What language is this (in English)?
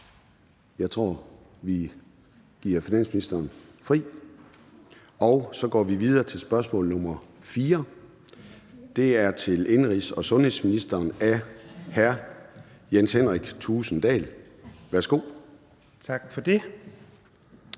Danish